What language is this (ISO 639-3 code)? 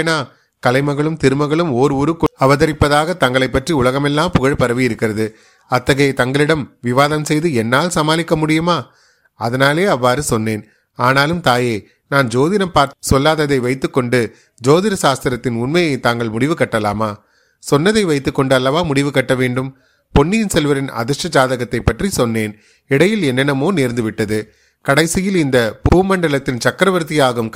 tam